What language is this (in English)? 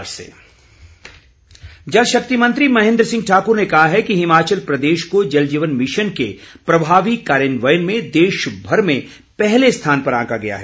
Hindi